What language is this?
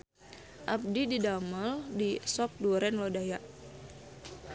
Sundanese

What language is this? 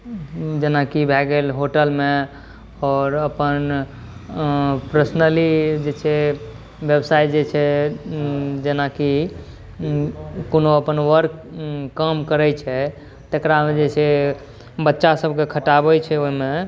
Maithili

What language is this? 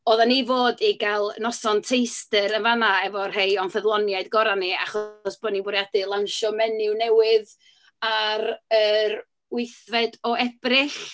Welsh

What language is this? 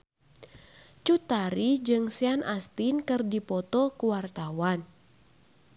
Sundanese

